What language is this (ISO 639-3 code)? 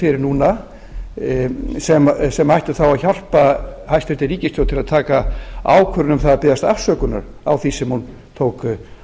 isl